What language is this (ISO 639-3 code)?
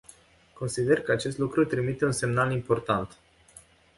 ron